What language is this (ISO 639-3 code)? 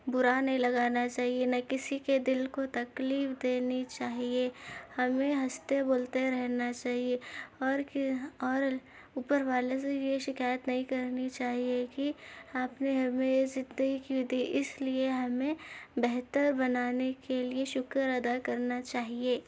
urd